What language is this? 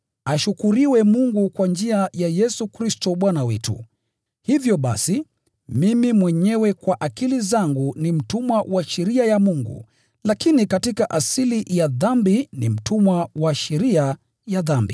Swahili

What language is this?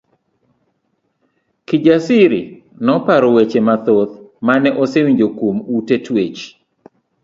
Luo (Kenya and Tanzania)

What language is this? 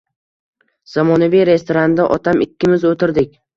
Uzbek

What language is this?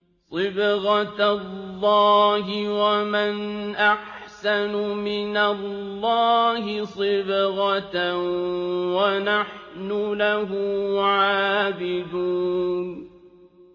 Arabic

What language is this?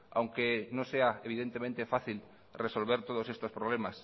Spanish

